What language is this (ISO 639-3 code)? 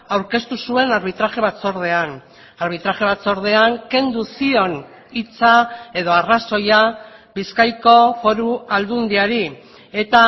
eus